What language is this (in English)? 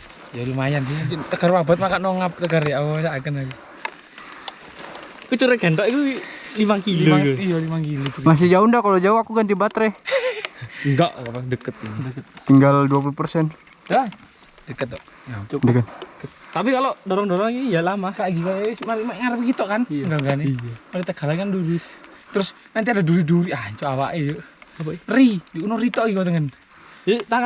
Indonesian